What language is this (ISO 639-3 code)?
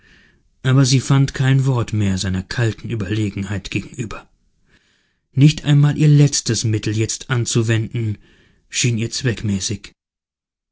deu